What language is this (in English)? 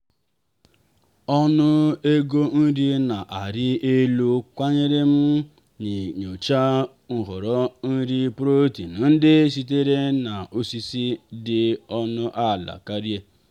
Igbo